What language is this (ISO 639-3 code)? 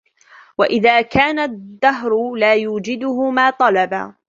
ara